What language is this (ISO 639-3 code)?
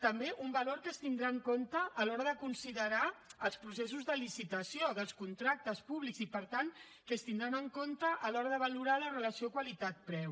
cat